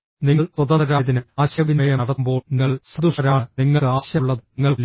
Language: Malayalam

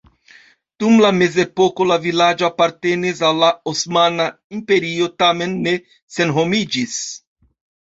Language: Esperanto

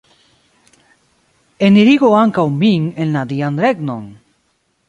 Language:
Esperanto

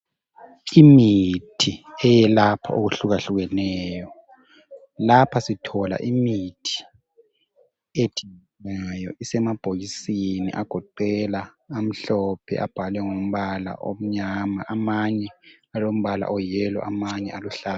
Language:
North Ndebele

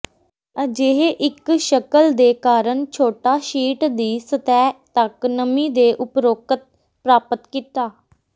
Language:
Punjabi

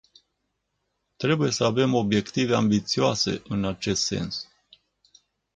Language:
Romanian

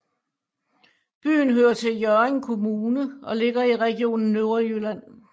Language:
Danish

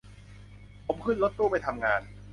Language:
Thai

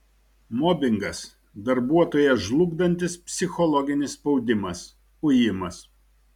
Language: Lithuanian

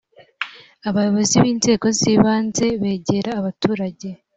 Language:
Kinyarwanda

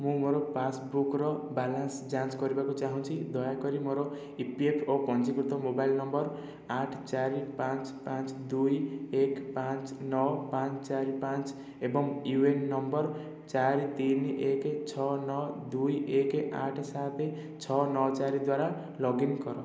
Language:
Odia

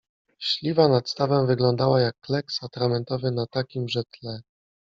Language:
Polish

